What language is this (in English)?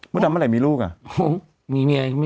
Thai